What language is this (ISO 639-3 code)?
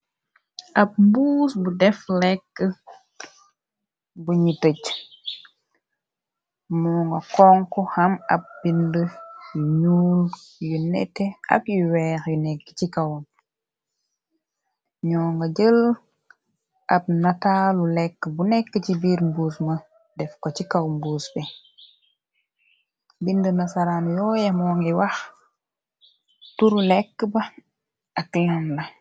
wol